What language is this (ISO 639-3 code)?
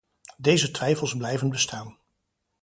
nld